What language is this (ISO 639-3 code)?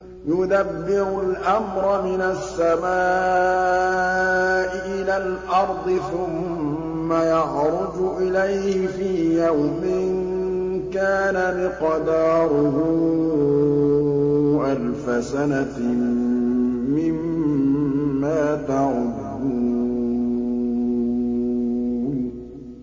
ara